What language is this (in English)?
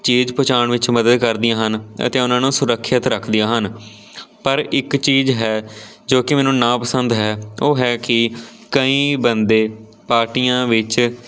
Punjabi